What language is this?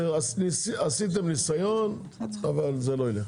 Hebrew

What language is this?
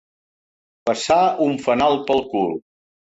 Catalan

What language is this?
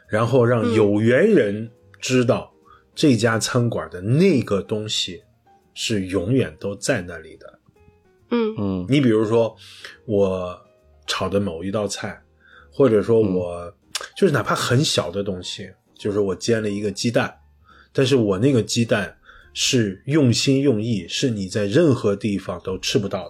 Chinese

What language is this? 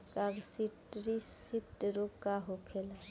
Bhojpuri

